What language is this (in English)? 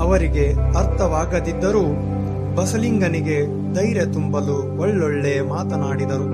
Kannada